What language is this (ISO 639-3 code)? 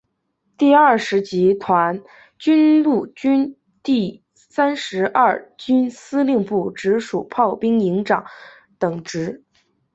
zho